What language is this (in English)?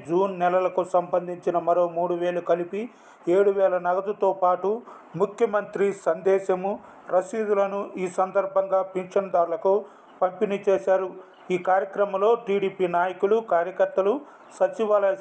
Telugu